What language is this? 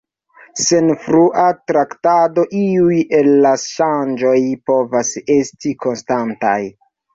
Esperanto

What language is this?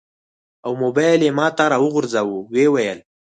Pashto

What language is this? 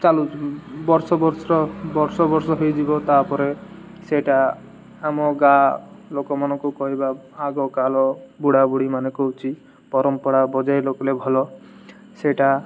Odia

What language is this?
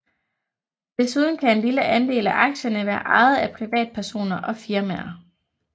Danish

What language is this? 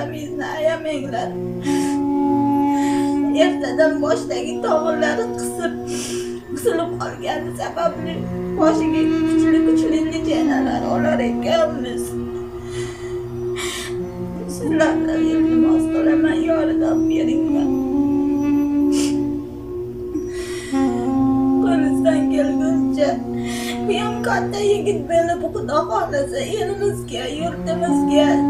Turkish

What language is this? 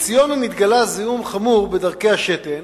Hebrew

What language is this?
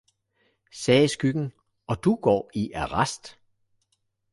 Danish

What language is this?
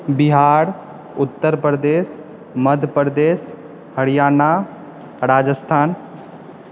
Maithili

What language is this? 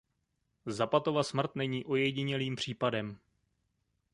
Czech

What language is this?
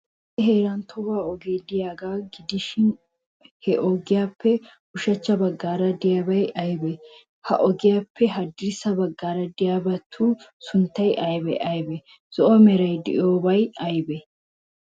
Wolaytta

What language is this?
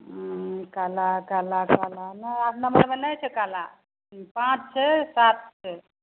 Maithili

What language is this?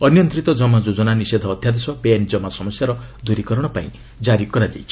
Odia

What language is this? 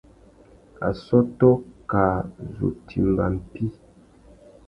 Tuki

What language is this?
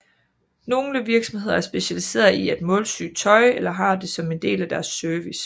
Danish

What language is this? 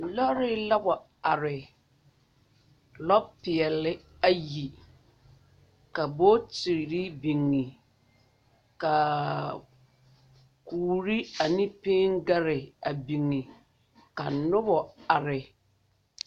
Southern Dagaare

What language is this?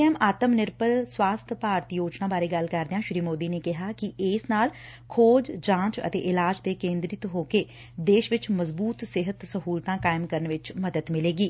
Punjabi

